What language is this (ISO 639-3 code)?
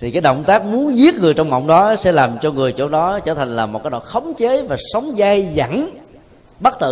vie